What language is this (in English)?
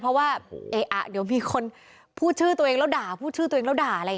Thai